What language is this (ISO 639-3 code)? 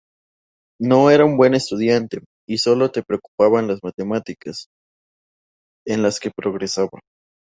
spa